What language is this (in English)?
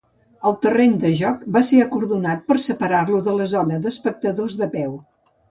Catalan